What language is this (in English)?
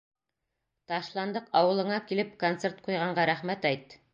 Bashkir